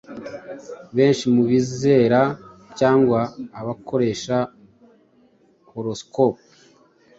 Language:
Kinyarwanda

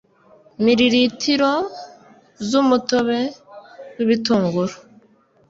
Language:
Kinyarwanda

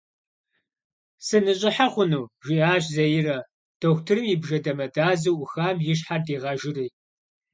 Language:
Kabardian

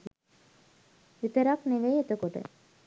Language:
Sinhala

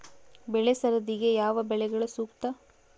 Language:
Kannada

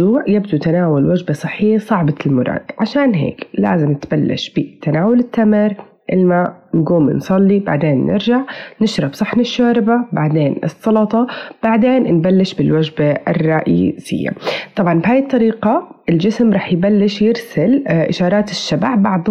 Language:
Arabic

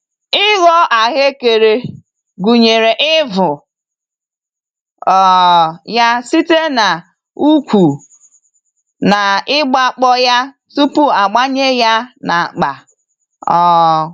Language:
Igbo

